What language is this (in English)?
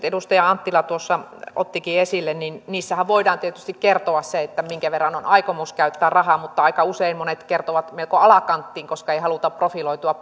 Finnish